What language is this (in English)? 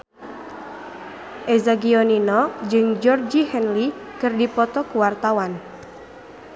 Sundanese